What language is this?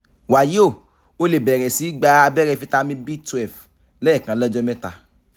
Yoruba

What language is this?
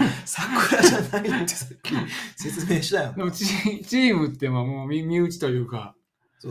Japanese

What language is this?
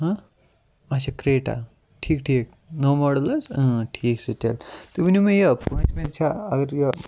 Kashmiri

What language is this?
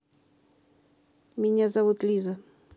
Russian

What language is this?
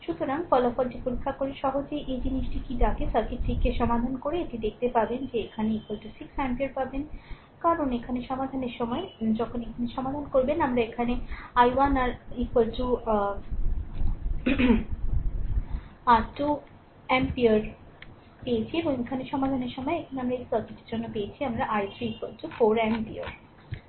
Bangla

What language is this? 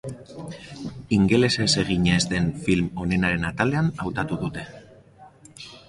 Basque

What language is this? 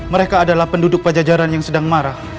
Indonesian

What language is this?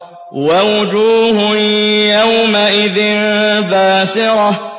Arabic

